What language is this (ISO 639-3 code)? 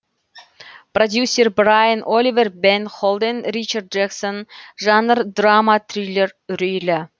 kaz